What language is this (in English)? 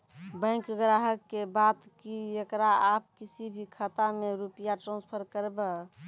Maithili